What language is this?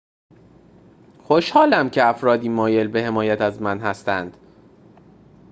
Persian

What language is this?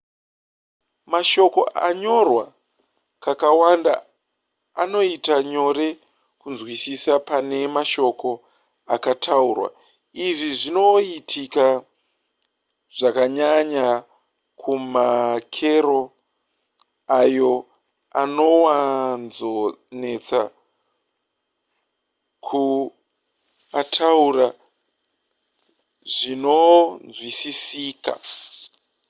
Shona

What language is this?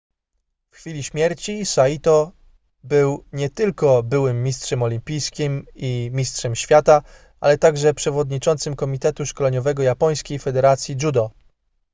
Polish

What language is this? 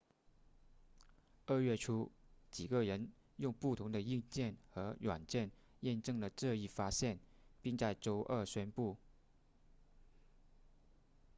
Chinese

